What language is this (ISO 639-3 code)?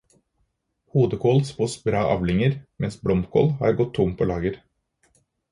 nob